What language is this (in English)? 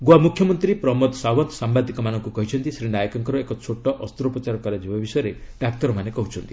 Odia